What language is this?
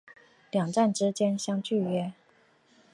Chinese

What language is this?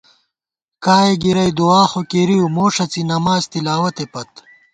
Gawar-Bati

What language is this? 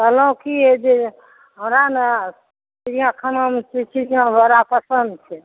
Maithili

